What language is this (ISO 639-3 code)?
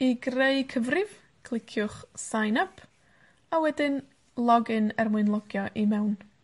cym